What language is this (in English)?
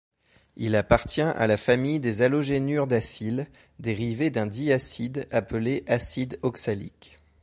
French